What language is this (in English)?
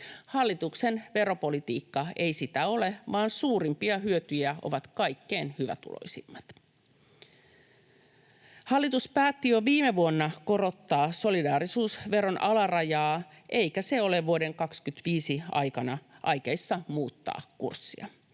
Finnish